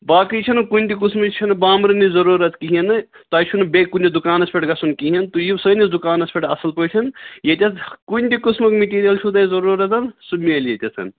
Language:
Kashmiri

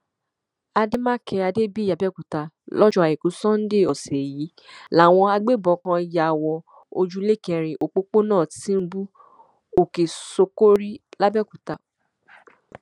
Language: Yoruba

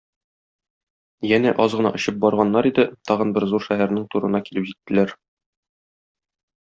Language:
Tatar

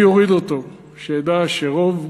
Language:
Hebrew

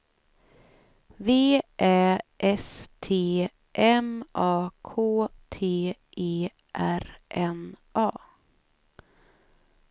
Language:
Swedish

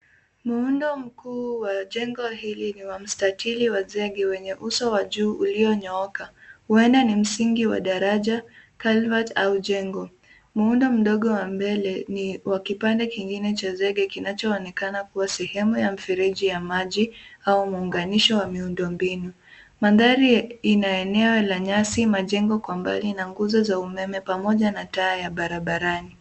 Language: Swahili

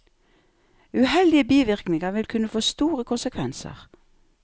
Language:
Norwegian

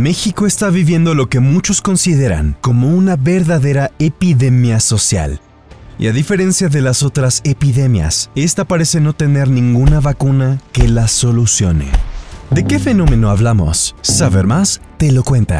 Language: Spanish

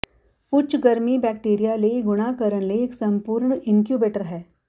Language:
Punjabi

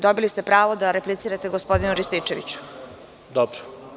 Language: Serbian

